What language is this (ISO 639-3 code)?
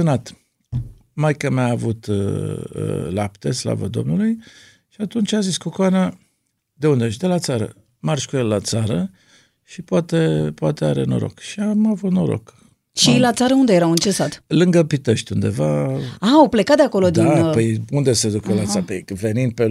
ron